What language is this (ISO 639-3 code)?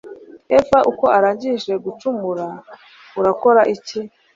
kin